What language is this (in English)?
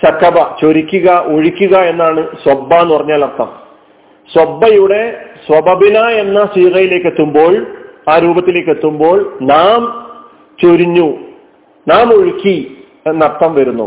Malayalam